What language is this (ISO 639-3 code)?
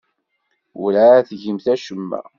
kab